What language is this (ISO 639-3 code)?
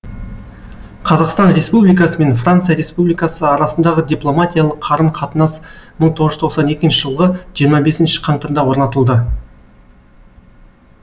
kaz